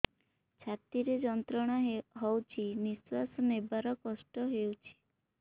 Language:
Odia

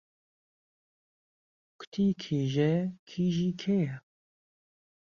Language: Central Kurdish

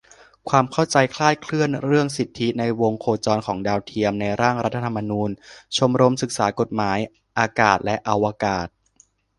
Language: Thai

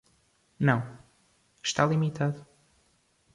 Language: Portuguese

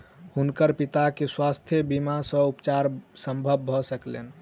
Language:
Maithili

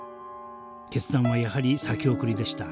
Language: Japanese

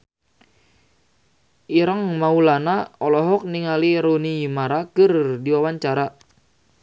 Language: Sundanese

